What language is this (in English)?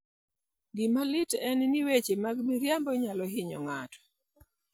Luo (Kenya and Tanzania)